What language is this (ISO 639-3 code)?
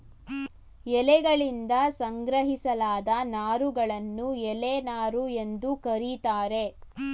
kan